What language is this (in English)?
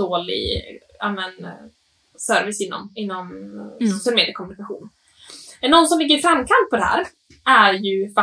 Swedish